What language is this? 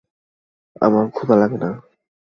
Bangla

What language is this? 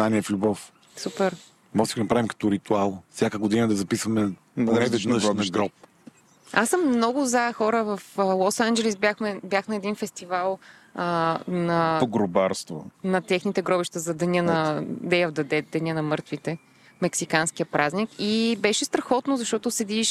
Bulgarian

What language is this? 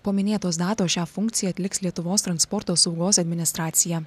Lithuanian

